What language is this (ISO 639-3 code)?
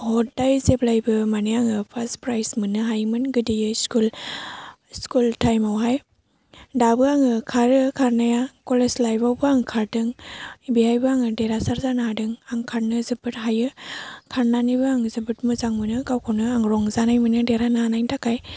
brx